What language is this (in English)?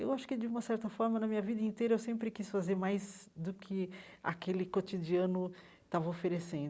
Portuguese